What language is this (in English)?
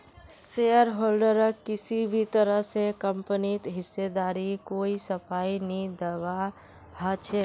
Magahi